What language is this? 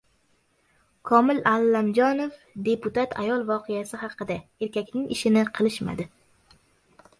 Uzbek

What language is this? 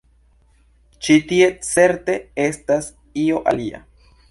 Esperanto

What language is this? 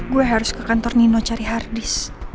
Indonesian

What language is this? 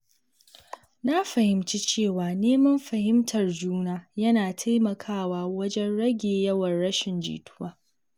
Hausa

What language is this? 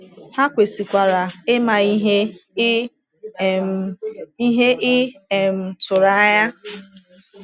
Igbo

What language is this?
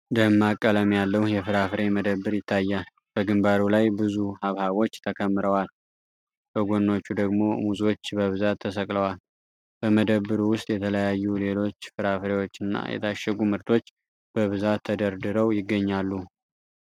Amharic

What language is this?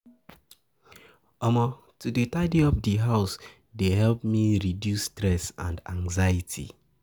Nigerian Pidgin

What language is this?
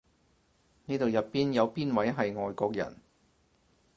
Cantonese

